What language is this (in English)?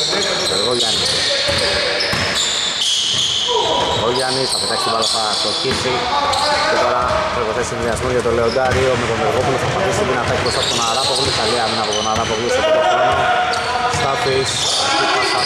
Greek